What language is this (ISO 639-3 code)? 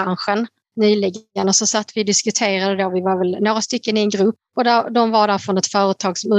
swe